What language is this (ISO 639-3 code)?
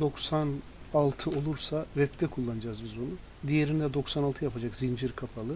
tur